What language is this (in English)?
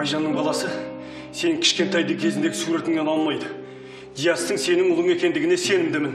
Russian